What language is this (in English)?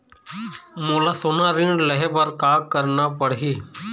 Chhattisgarhi